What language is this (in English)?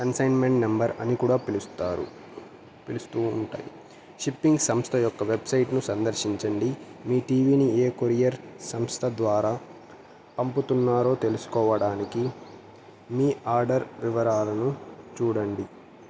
Telugu